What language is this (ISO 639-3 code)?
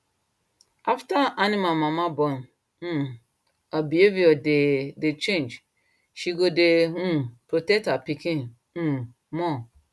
pcm